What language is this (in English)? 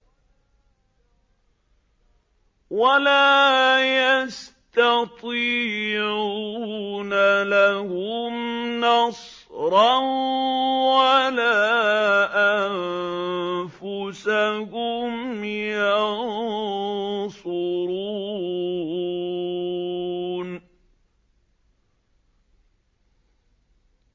Arabic